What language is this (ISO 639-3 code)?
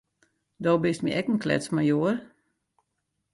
fry